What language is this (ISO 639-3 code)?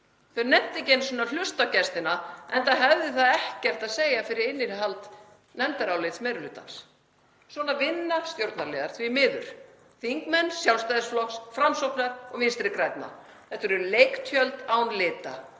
isl